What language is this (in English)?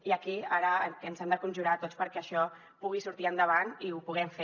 Catalan